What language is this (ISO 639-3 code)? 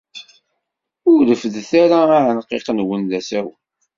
kab